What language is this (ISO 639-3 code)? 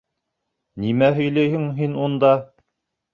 bak